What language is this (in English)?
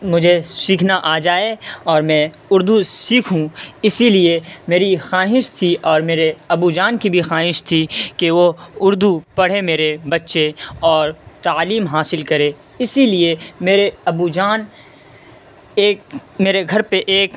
Urdu